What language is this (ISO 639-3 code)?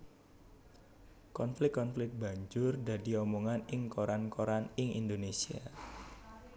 jav